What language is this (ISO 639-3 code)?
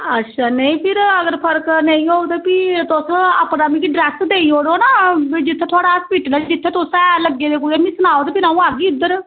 doi